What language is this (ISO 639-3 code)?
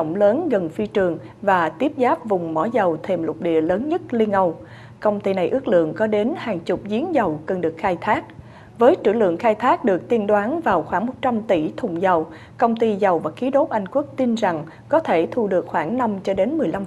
vie